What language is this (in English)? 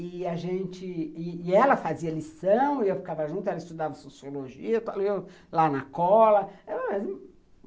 Portuguese